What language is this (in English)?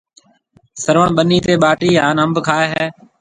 Marwari (Pakistan)